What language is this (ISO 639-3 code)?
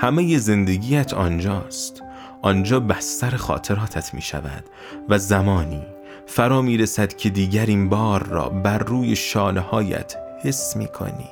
fas